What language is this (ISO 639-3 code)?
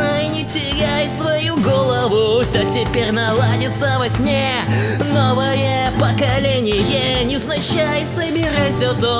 rus